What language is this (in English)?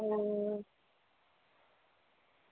Gujarati